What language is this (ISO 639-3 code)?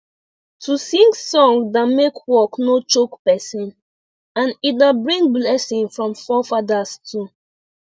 pcm